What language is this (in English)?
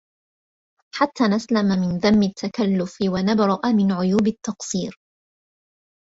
Arabic